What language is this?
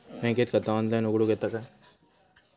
Marathi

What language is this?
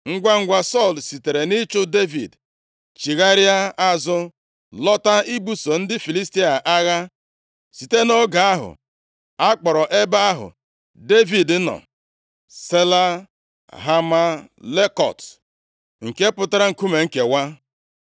Igbo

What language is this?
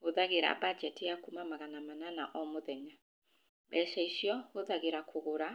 Kikuyu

